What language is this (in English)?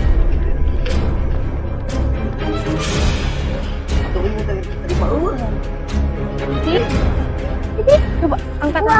Indonesian